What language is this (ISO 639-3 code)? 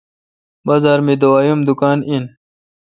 xka